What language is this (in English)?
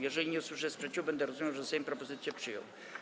Polish